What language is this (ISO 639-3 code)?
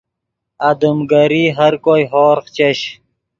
ydg